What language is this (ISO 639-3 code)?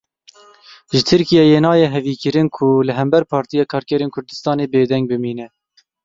kur